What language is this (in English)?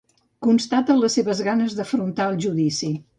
Catalan